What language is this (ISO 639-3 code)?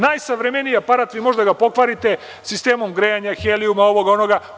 srp